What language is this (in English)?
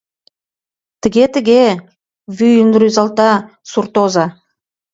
Mari